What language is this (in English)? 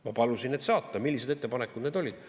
Estonian